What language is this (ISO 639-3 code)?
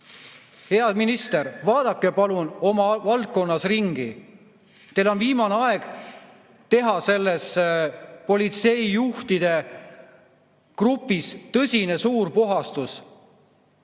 est